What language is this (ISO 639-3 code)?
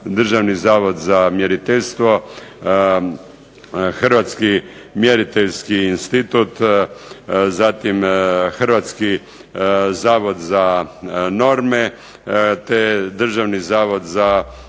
hrv